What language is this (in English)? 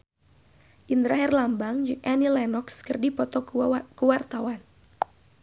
Sundanese